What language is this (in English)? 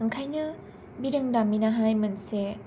Bodo